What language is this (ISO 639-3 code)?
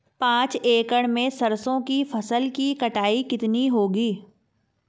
hin